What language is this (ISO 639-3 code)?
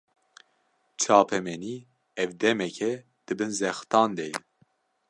kur